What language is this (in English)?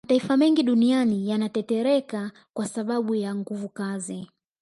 Swahili